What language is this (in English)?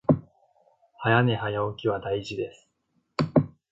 Japanese